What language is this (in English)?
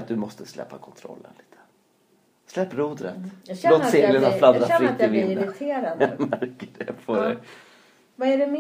Swedish